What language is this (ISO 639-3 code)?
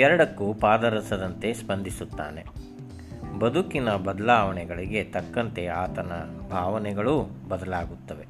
kan